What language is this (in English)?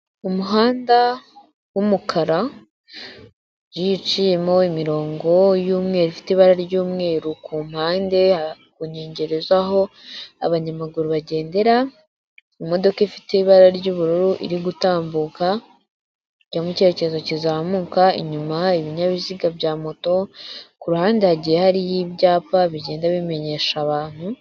Kinyarwanda